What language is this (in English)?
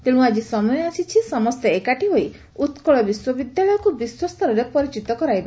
Odia